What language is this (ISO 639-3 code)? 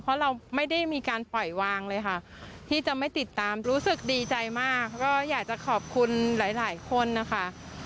tha